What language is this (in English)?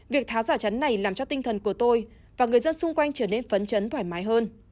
Vietnamese